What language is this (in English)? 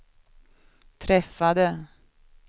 Swedish